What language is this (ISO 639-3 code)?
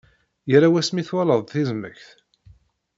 kab